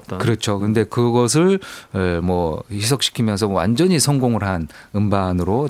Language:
Korean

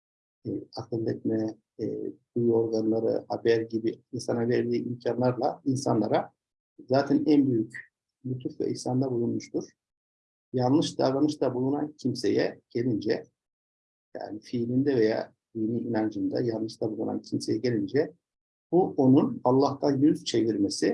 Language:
Turkish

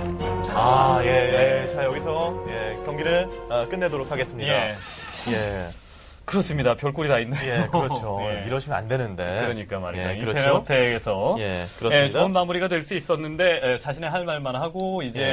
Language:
Korean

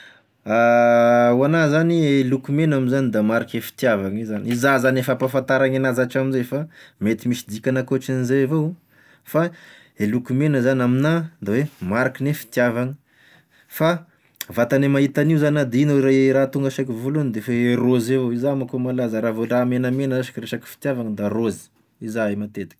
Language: Tesaka Malagasy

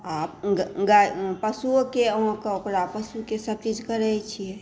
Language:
Maithili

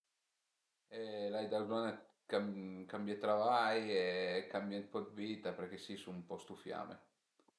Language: Piedmontese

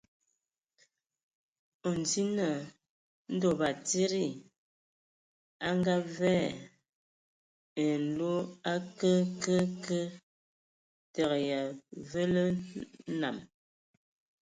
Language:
Ewondo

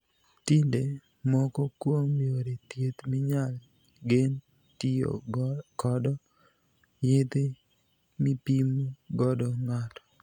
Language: Luo (Kenya and Tanzania)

